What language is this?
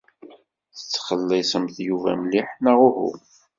Kabyle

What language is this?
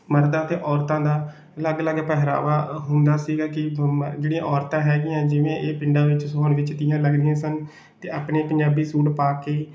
Punjabi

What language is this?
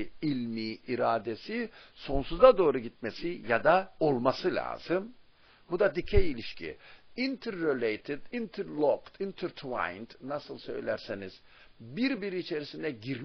Turkish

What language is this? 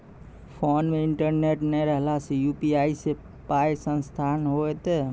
Maithili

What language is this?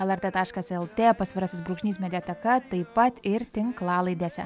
Lithuanian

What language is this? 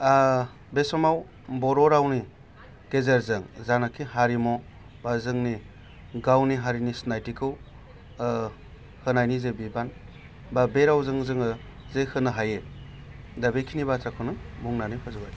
Bodo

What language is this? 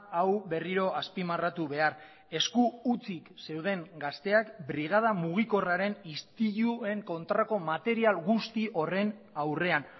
Basque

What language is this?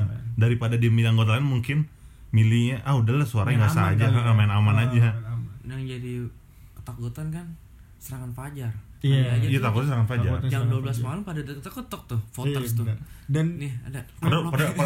Indonesian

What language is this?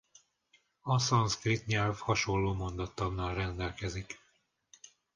Hungarian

